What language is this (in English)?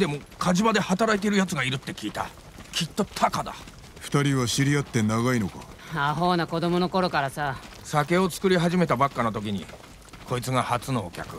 Japanese